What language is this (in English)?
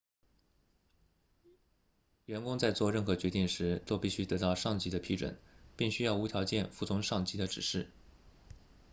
Chinese